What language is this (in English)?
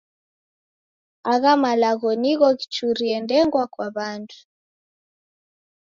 Taita